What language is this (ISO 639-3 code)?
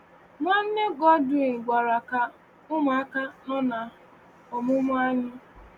ibo